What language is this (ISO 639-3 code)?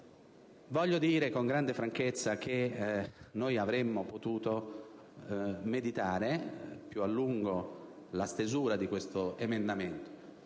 ita